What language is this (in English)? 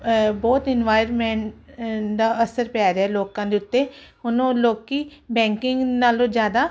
Punjabi